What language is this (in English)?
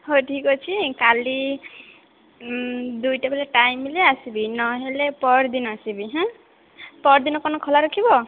Odia